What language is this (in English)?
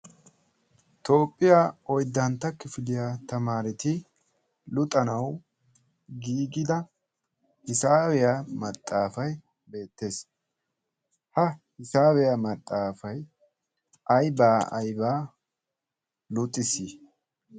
Wolaytta